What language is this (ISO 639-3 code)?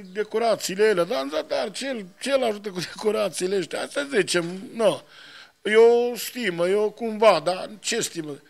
ron